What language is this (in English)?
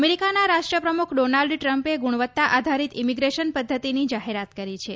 Gujarati